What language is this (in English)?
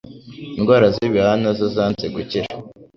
Kinyarwanda